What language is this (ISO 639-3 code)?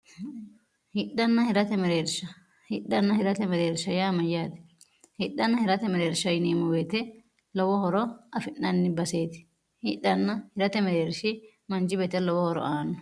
sid